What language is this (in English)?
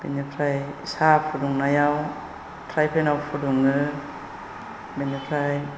Bodo